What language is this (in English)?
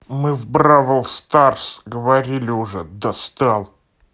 Russian